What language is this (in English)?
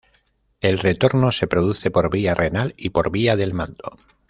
Spanish